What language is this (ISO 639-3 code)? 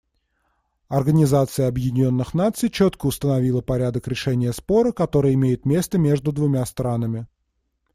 rus